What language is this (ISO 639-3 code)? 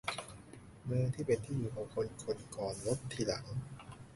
tha